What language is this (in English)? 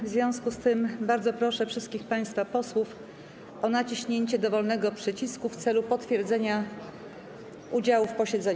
Polish